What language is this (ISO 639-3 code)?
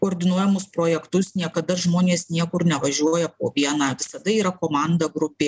lit